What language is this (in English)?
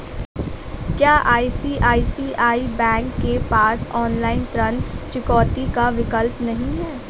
Hindi